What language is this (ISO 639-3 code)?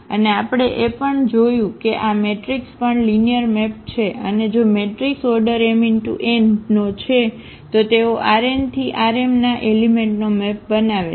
guj